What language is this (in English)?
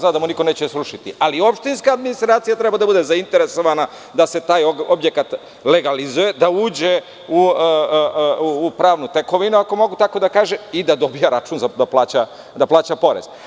Serbian